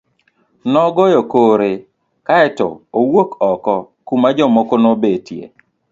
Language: Luo (Kenya and Tanzania)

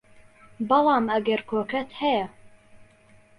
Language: Central Kurdish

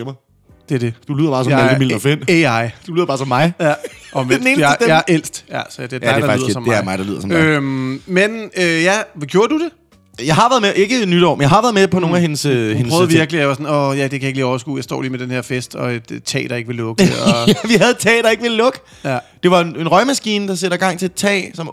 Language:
Danish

